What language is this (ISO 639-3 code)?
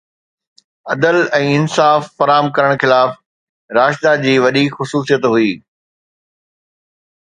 snd